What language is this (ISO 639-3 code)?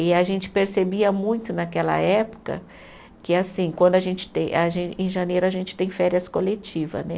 por